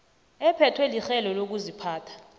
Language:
South Ndebele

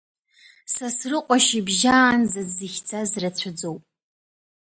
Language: Abkhazian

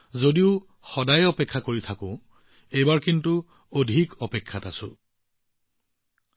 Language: Assamese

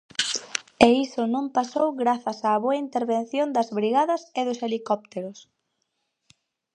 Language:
Galician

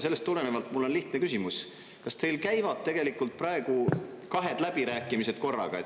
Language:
Estonian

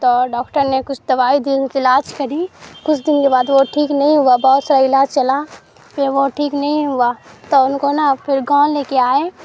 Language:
Urdu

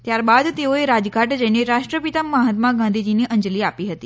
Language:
Gujarati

